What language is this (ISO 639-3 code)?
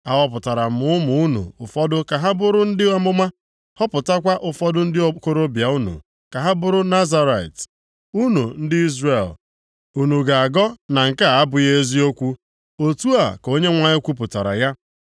ibo